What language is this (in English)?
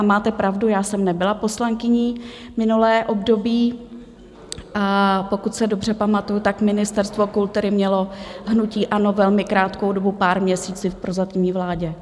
Czech